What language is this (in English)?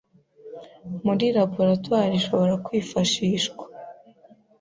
Kinyarwanda